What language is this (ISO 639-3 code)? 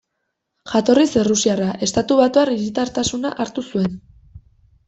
eus